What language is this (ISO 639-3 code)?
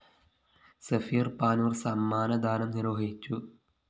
mal